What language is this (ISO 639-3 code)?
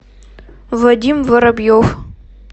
rus